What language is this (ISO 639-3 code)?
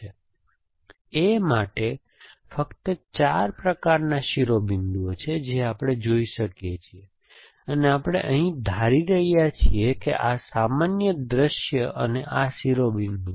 guj